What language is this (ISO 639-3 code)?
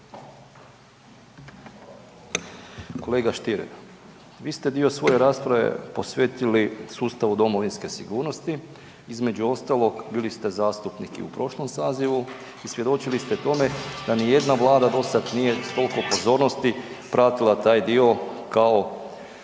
hrv